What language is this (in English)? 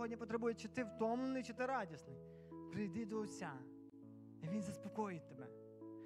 Ukrainian